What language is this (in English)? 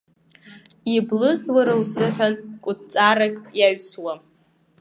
Abkhazian